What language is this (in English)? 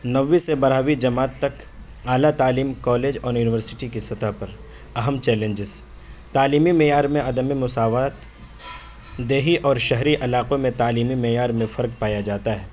Urdu